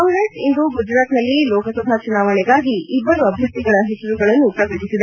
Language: Kannada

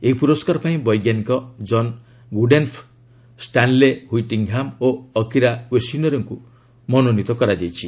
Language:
Odia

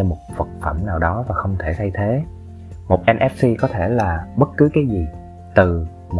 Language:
Vietnamese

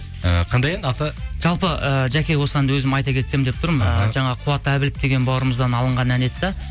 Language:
Kazakh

